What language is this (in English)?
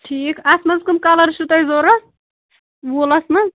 Kashmiri